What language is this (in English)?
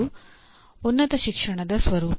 Kannada